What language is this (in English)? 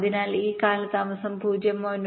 Malayalam